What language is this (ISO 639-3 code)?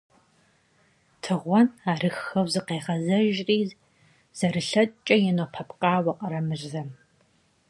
kbd